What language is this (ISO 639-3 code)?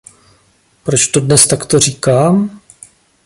ces